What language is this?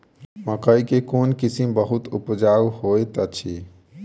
Maithili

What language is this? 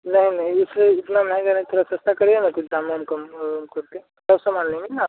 Hindi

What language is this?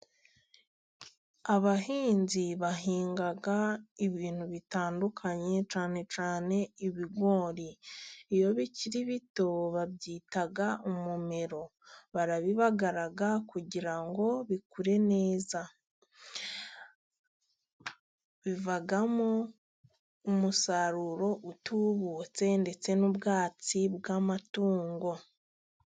Kinyarwanda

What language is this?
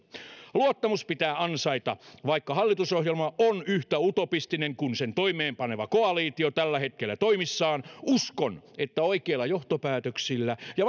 Finnish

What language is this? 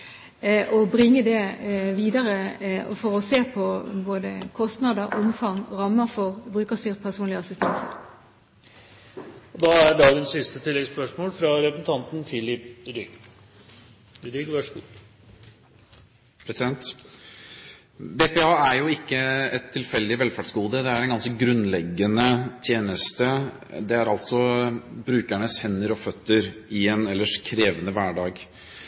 Norwegian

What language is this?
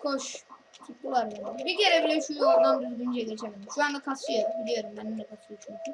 Turkish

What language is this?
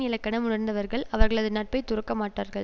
Tamil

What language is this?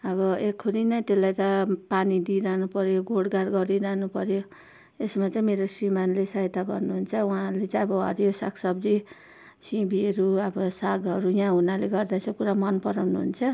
Nepali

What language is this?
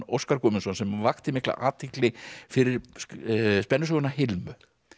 Icelandic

